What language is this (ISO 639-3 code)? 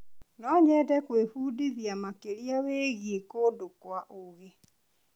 kik